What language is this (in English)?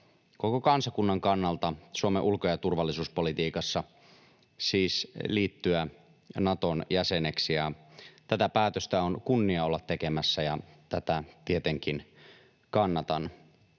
Finnish